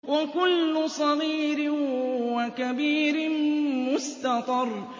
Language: Arabic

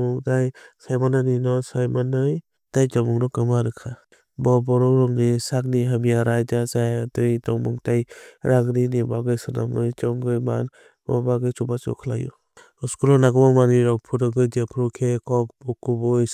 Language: Kok Borok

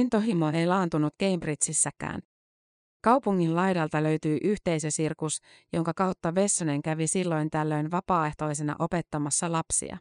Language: Finnish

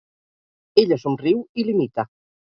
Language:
Catalan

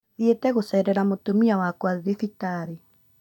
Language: Kikuyu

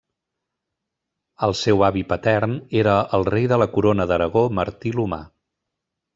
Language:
Catalan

